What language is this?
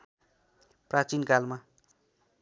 Nepali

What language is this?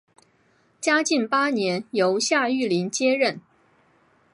Chinese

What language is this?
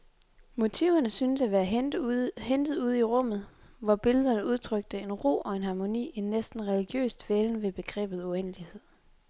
Danish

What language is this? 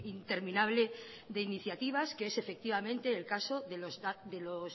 Spanish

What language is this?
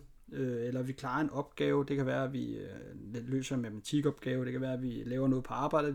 Danish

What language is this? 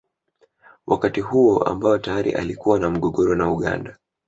Swahili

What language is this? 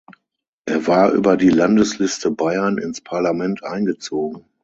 German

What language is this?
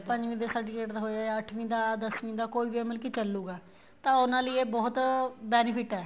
Punjabi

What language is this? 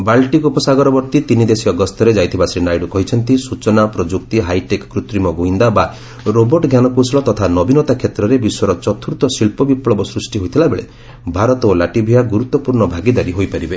Odia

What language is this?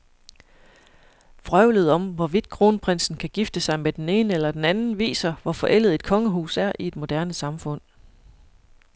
Danish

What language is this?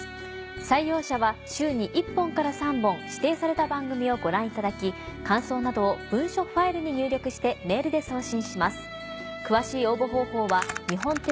Japanese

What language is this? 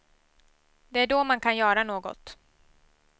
Swedish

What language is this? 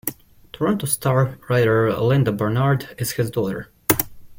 English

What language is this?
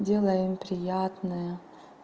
Russian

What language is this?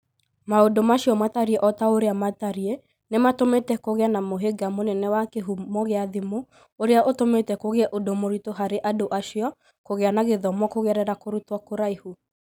Kikuyu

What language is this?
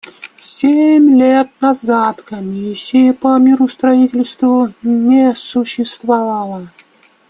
Russian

